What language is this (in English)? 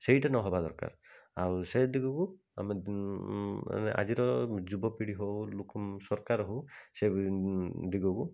Odia